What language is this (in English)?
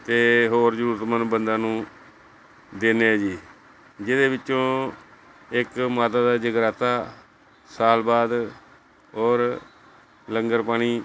Punjabi